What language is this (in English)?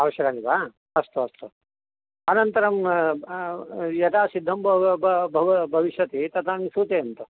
Sanskrit